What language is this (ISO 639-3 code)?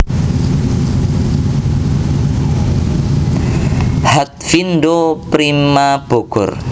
jav